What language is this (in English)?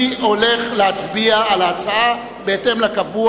Hebrew